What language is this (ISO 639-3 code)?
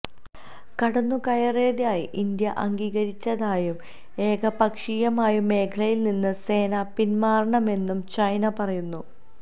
mal